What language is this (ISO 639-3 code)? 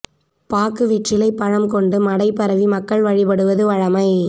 tam